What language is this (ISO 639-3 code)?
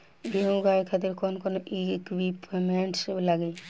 bho